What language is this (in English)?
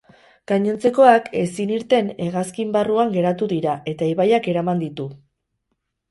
Basque